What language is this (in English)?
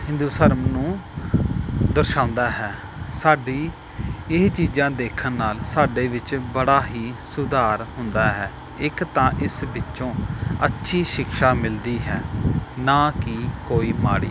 Punjabi